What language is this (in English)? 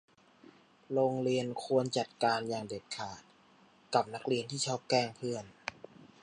Thai